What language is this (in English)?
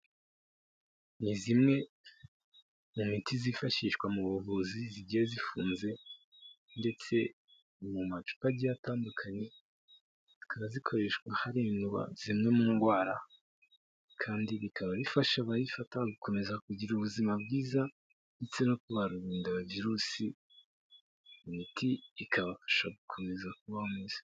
Kinyarwanda